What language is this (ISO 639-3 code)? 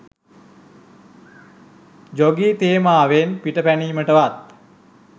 sin